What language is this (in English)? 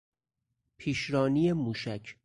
Persian